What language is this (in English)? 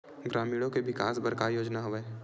Chhattisgarhi